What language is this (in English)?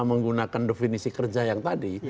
Indonesian